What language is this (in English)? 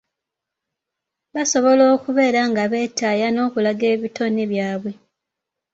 Ganda